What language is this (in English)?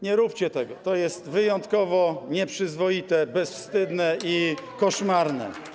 Polish